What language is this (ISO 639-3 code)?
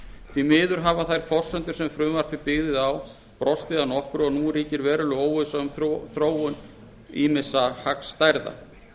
isl